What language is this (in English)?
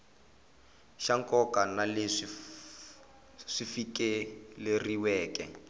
Tsonga